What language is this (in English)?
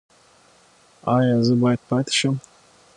Pashto